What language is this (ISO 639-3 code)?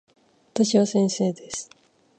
jpn